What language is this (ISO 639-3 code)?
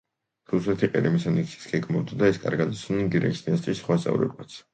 kat